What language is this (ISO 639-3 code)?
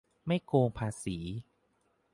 tha